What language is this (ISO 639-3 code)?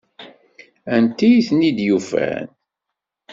kab